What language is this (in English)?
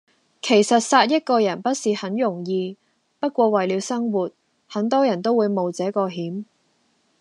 Cantonese